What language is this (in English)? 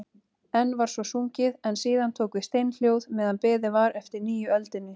Icelandic